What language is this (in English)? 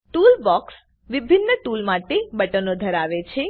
Gujarati